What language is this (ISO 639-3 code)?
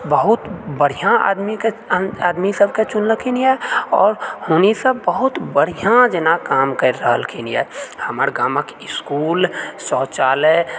mai